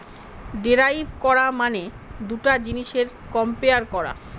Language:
Bangla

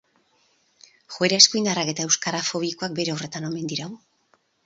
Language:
Basque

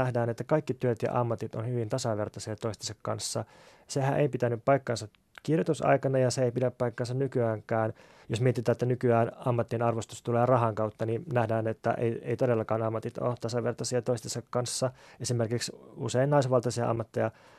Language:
Finnish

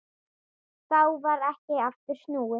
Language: Icelandic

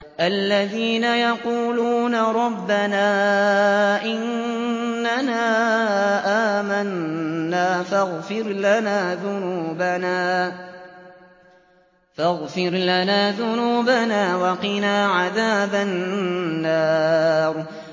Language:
Arabic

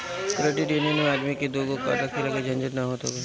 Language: Bhojpuri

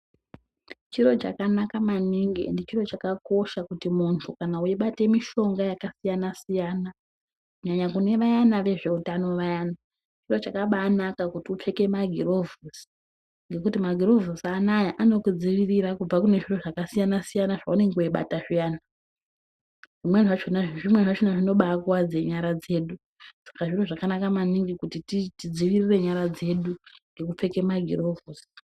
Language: Ndau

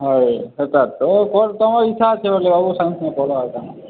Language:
Odia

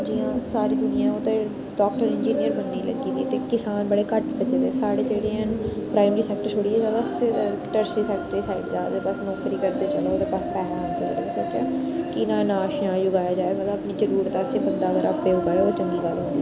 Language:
Dogri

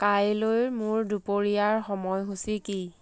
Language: Assamese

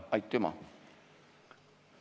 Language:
Estonian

